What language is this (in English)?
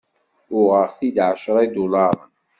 Kabyle